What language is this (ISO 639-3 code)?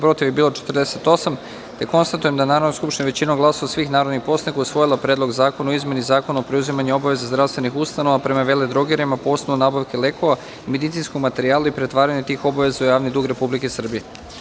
srp